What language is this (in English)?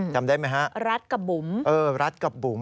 Thai